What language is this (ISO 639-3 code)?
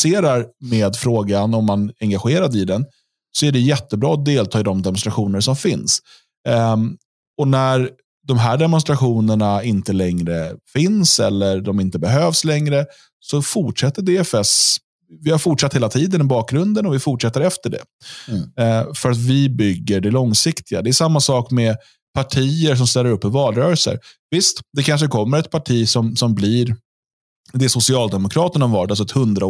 swe